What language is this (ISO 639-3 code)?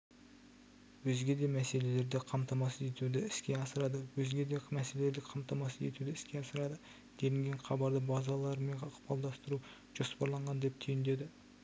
kaz